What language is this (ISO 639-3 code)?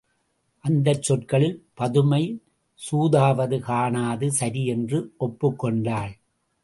tam